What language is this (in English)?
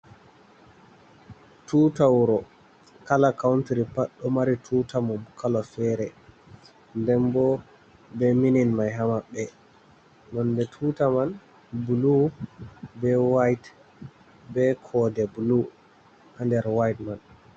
Fula